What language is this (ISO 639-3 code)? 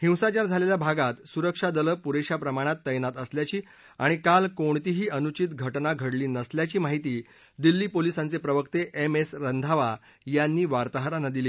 mar